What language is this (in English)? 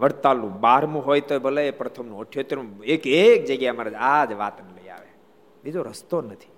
Gujarati